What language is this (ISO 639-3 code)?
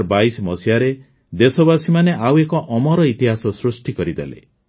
ori